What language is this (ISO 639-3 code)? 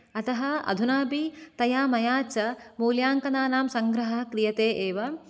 san